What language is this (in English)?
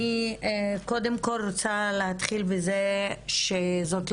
Hebrew